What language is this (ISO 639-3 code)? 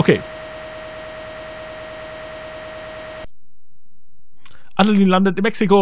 deu